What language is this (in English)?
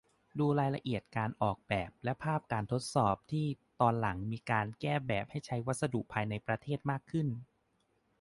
Thai